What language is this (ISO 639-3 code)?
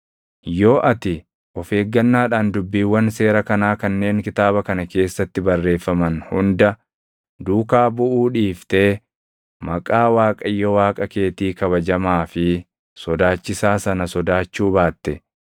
orm